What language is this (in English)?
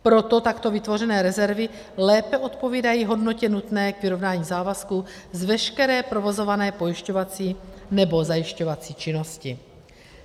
Czech